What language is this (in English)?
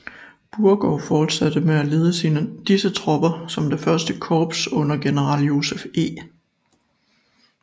Danish